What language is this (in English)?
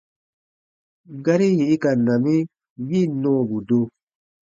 Baatonum